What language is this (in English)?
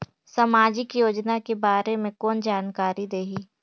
Chhattisgarhi